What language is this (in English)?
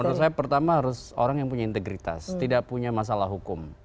Indonesian